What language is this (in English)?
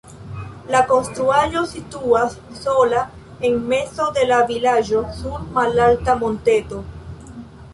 Esperanto